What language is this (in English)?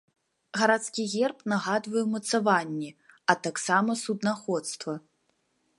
Belarusian